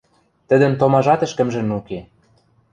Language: Western Mari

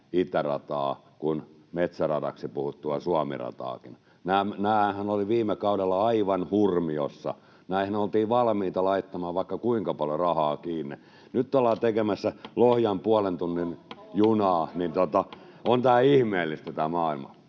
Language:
Finnish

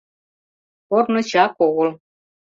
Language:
Mari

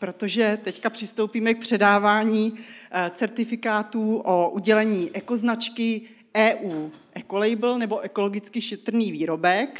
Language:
Czech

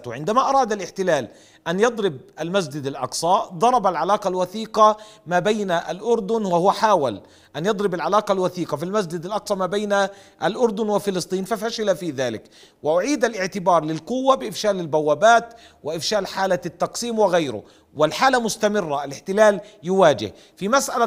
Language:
Arabic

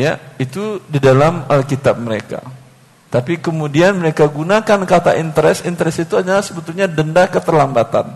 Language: Indonesian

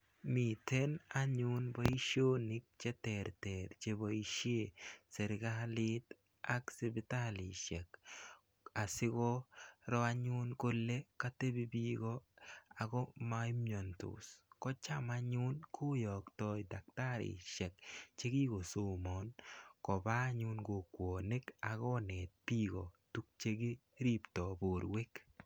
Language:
Kalenjin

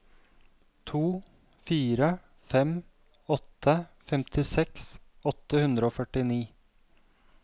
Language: Norwegian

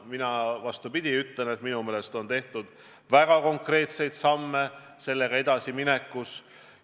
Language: Estonian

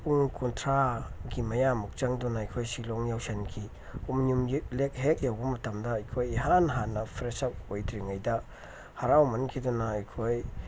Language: Manipuri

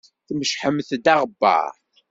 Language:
Kabyle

